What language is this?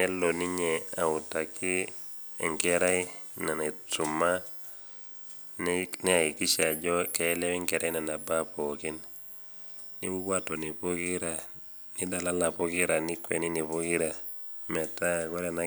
Masai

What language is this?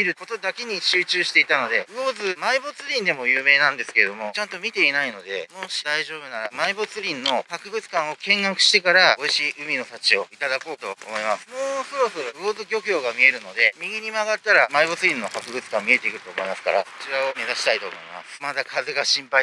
Japanese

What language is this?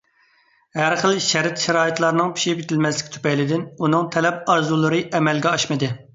Uyghur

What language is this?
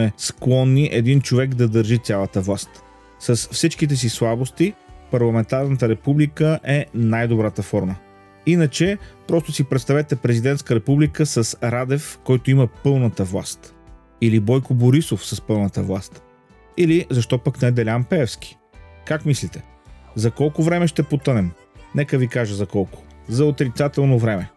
Bulgarian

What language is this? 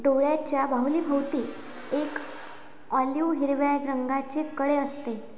Marathi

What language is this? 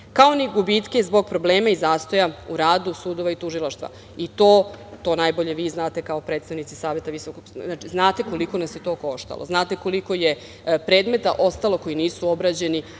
Serbian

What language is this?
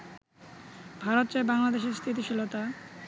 Bangla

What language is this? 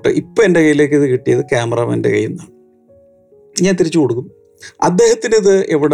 Malayalam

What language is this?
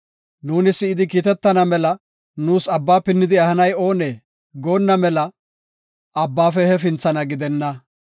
Gofa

